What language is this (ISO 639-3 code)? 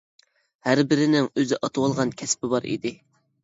uig